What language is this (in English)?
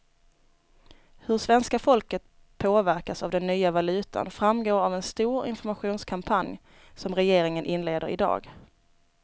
Swedish